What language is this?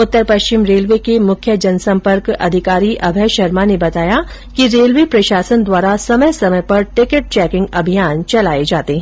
Hindi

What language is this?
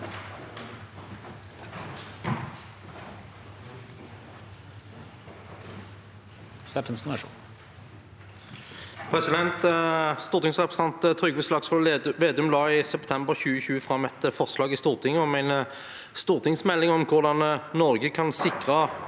Norwegian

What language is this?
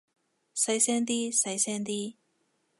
Cantonese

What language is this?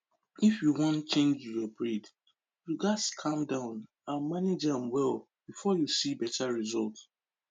Nigerian Pidgin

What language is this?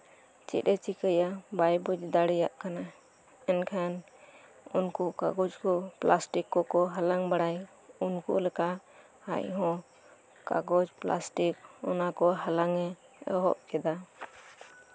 Santali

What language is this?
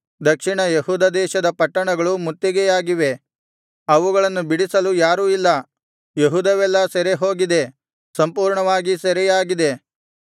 Kannada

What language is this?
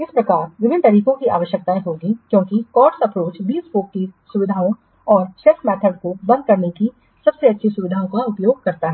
Hindi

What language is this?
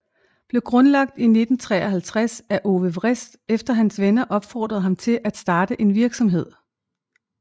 Danish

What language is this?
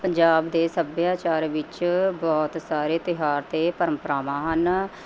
Punjabi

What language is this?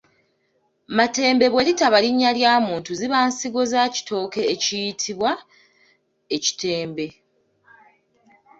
Ganda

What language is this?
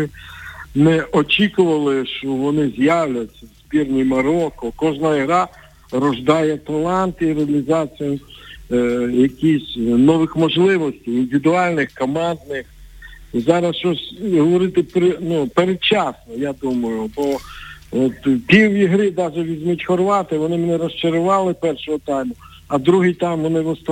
Ukrainian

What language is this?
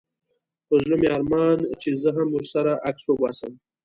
Pashto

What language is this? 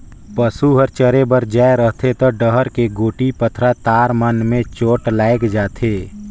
Chhattisgarhi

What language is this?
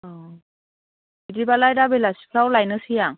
Bodo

